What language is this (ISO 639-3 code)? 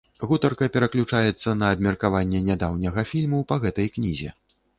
bel